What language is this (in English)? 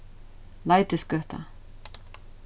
Faroese